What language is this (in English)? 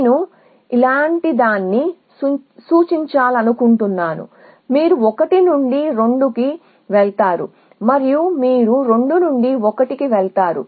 Telugu